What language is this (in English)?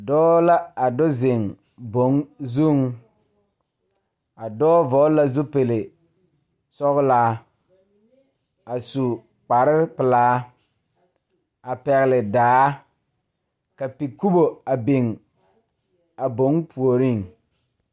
Southern Dagaare